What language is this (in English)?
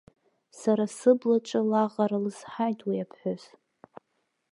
Abkhazian